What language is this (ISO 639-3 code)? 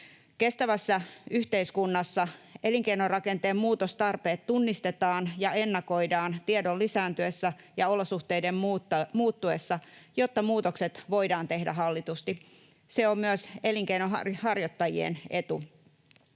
fin